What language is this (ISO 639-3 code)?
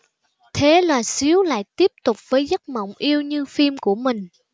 vie